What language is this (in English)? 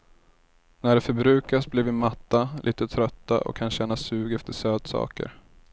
Swedish